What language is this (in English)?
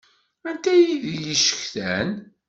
Kabyle